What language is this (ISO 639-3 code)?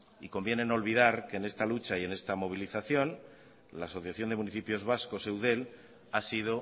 spa